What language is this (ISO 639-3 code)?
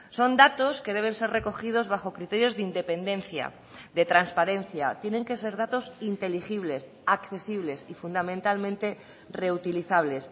spa